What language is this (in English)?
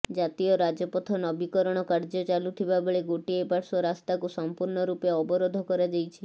Odia